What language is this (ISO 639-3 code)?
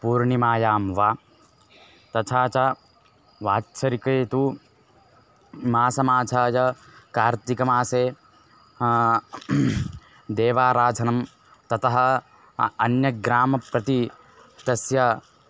san